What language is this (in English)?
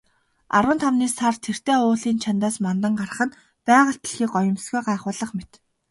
Mongolian